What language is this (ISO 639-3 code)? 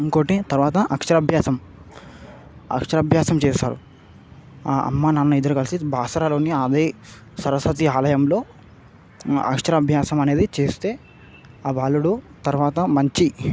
tel